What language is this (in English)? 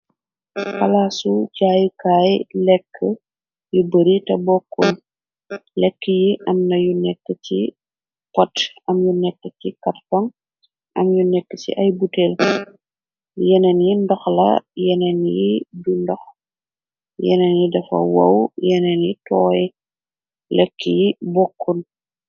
Wolof